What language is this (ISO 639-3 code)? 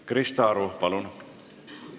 est